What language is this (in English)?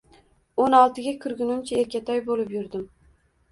Uzbek